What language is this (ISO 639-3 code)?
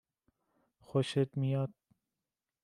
fas